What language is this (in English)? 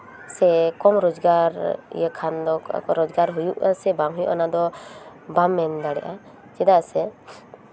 Santali